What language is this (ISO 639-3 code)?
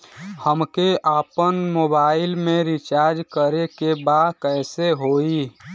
bho